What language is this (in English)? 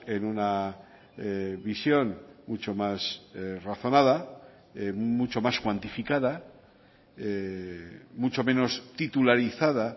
Spanish